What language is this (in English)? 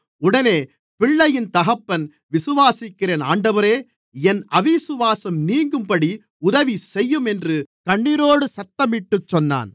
Tamil